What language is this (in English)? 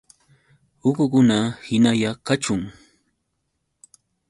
Yauyos Quechua